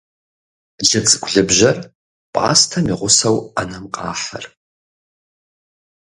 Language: Kabardian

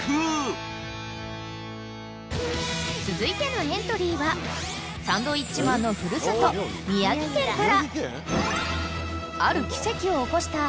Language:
Japanese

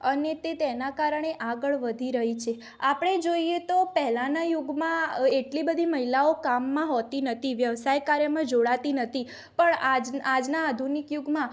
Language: Gujarati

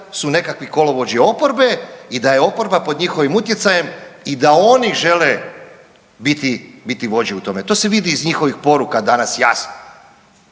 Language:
Croatian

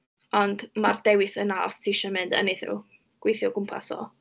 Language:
Welsh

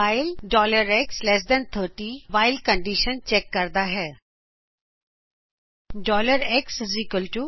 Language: Punjabi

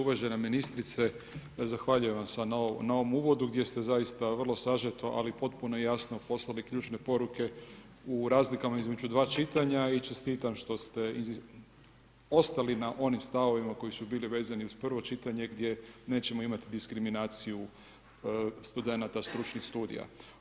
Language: Croatian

